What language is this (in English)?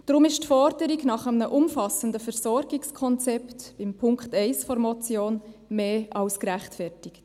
Swiss German